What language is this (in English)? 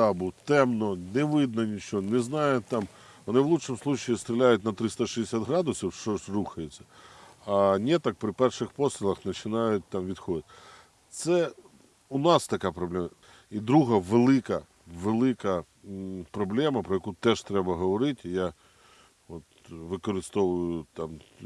Ukrainian